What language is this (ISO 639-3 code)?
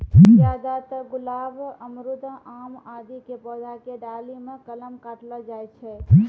mai